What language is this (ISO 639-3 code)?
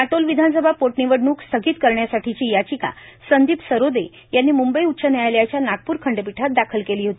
mar